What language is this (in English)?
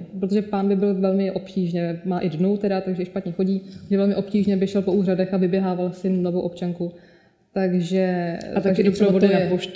Czech